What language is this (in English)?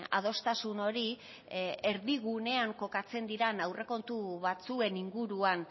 Basque